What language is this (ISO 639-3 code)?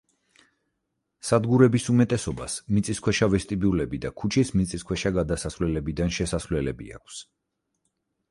kat